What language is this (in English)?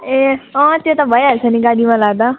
Nepali